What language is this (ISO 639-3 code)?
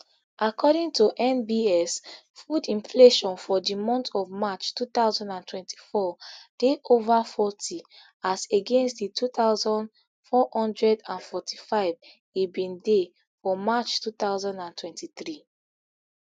pcm